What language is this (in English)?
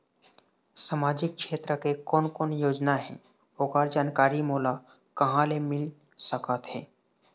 Chhattisgarhi